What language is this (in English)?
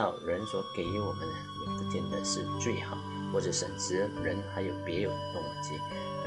Chinese